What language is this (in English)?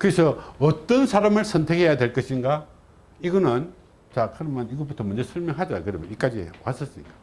Korean